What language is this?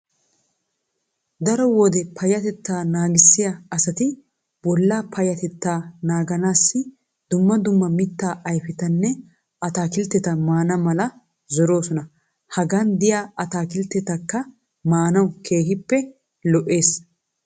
Wolaytta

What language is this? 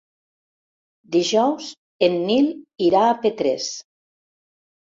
Catalan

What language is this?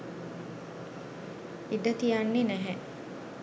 Sinhala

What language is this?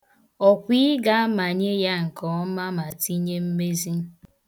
Igbo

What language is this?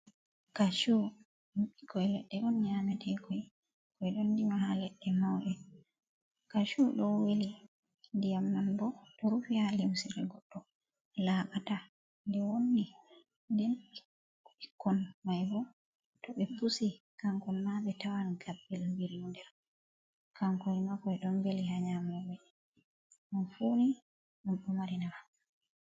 Fula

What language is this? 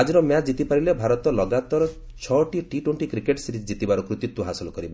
Odia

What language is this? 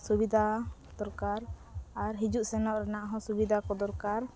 Santali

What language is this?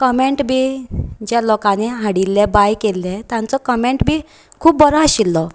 Konkani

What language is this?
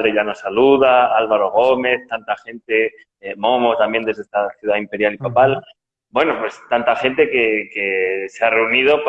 Spanish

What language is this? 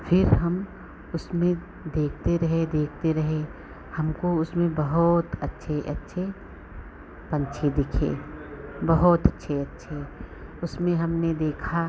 Hindi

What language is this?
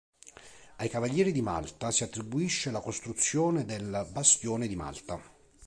Italian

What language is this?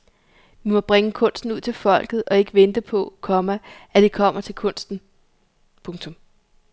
Danish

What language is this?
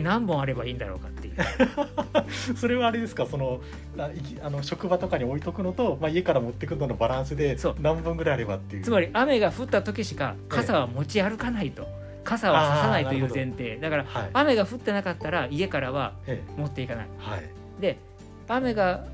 Japanese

